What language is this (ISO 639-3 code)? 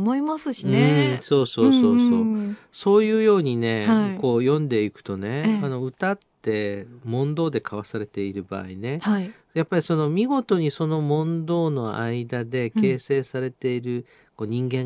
jpn